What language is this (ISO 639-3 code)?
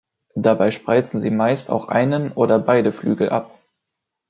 deu